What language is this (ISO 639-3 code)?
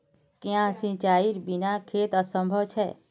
mag